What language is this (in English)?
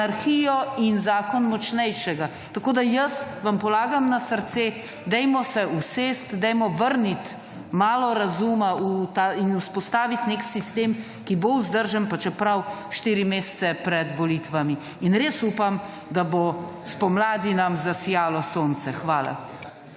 Slovenian